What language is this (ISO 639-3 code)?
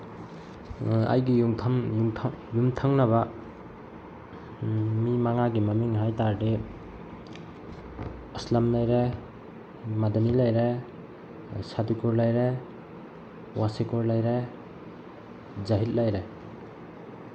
mni